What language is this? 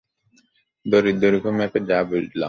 Bangla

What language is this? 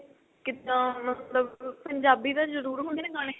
Punjabi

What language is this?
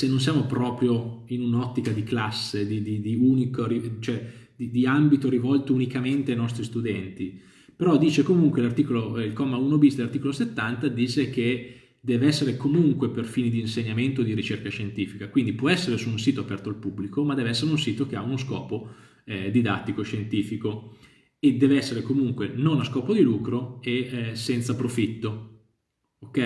Italian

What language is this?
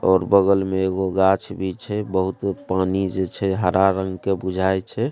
Maithili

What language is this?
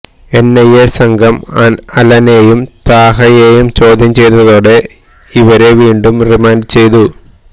Malayalam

